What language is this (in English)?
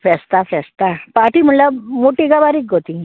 Konkani